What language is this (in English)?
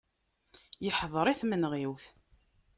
Kabyle